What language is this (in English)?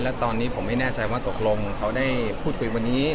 Thai